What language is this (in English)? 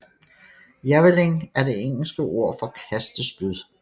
Danish